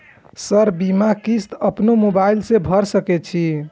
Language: Maithili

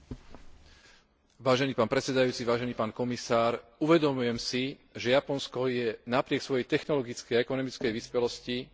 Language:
Slovak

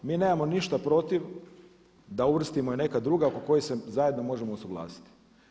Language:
Croatian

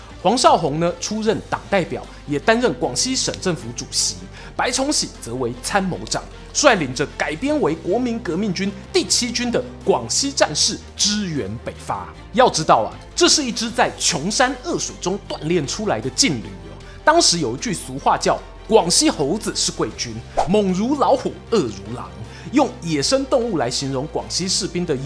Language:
Chinese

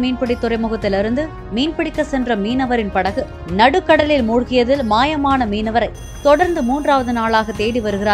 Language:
Korean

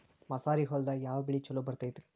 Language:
Kannada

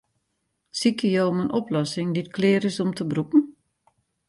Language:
Western Frisian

